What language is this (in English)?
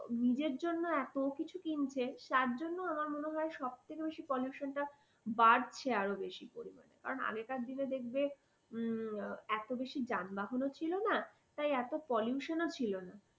Bangla